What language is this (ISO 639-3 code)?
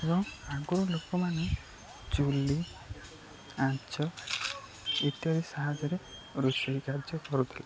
ori